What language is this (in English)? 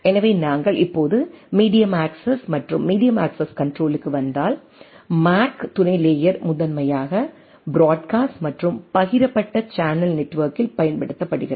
Tamil